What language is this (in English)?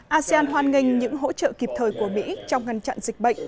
Vietnamese